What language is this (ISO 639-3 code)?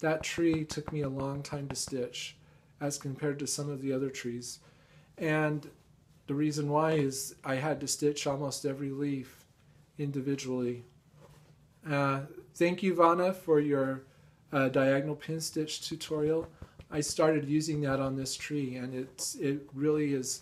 eng